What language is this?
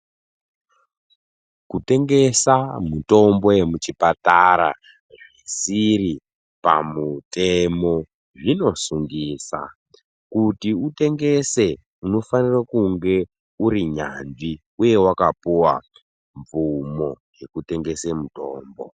Ndau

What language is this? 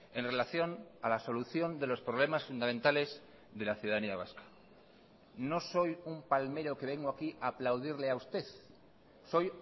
Spanish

